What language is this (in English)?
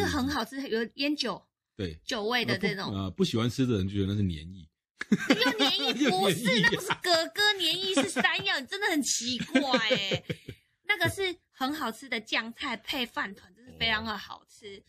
Chinese